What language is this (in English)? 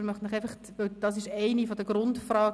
Swiss German